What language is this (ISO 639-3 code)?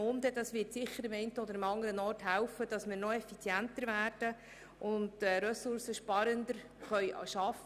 gsw